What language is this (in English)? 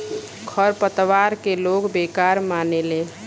Bhojpuri